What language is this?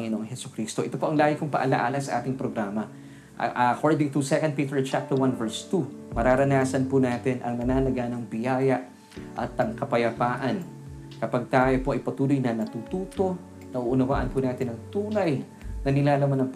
Filipino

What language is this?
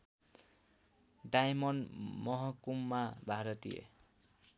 Nepali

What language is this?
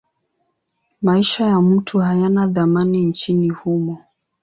Swahili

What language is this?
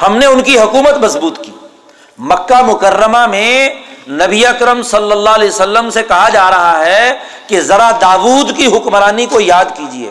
Urdu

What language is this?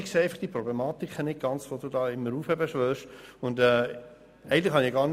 Swiss German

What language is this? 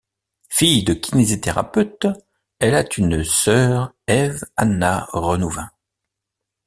French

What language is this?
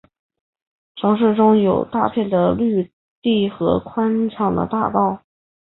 Chinese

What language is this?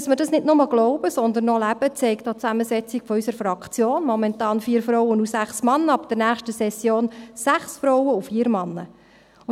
Swiss German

